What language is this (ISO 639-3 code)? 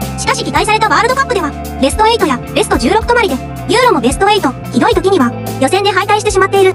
jpn